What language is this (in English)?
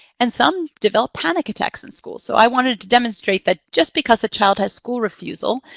English